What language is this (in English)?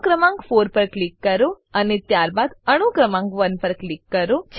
Gujarati